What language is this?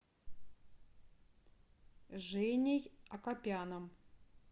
Russian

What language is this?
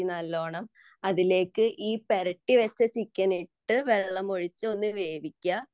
Malayalam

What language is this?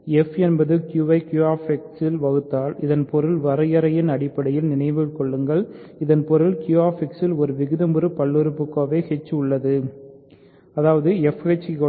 Tamil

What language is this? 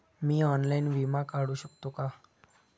Marathi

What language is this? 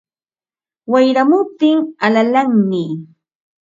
Ambo-Pasco Quechua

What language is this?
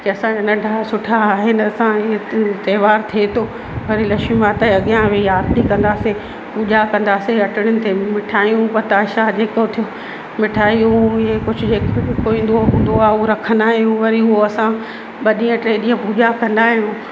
Sindhi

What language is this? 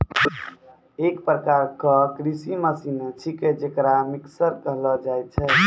Maithili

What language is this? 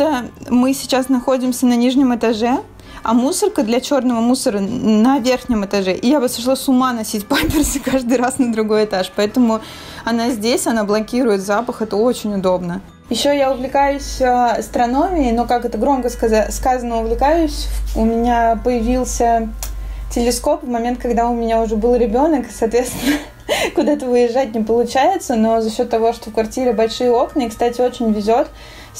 Russian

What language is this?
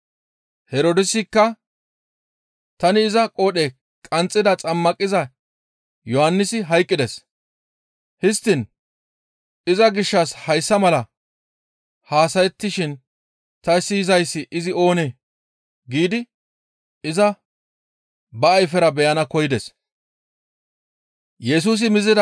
Gamo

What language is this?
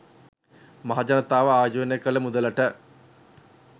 Sinhala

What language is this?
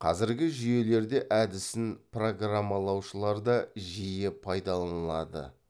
Kazakh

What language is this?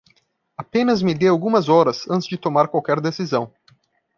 Portuguese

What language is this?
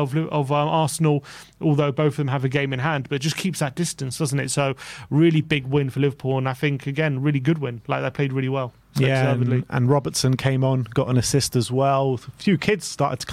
English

